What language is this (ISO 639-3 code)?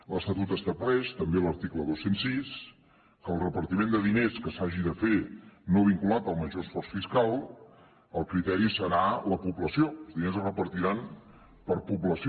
cat